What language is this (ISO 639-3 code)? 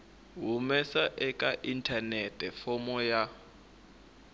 tso